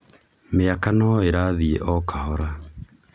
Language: Kikuyu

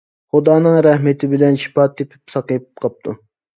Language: Uyghur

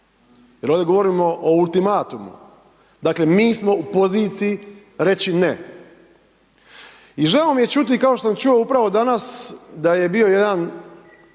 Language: Croatian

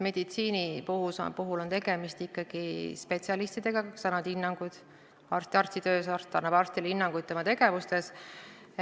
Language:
Estonian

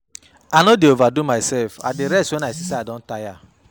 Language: Nigerian Pidgin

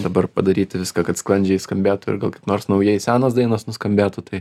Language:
Lithuanian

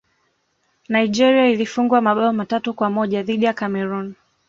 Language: Swahili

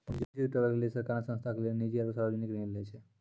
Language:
Maithili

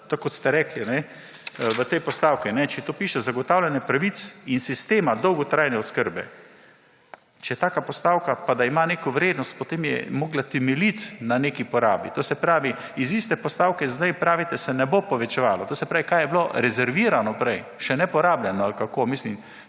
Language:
Slovenian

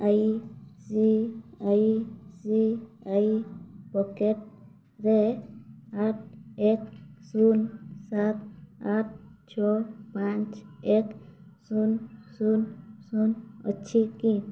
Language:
Odia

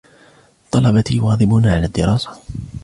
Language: Arabic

